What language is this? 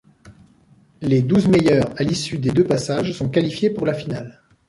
French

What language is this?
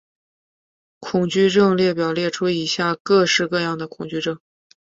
Chinese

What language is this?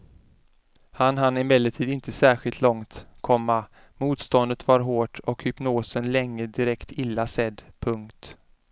Swedish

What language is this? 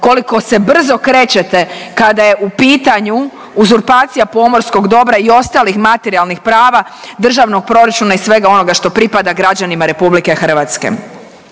Croatian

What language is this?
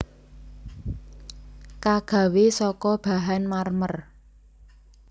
Javanese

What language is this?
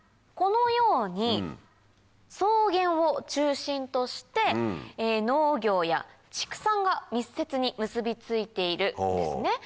Japanese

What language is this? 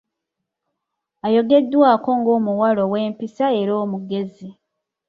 Ganda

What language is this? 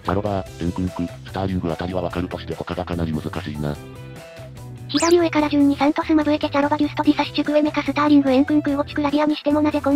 Japanese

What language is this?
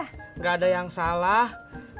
Indonesian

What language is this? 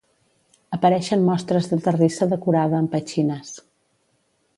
Catalan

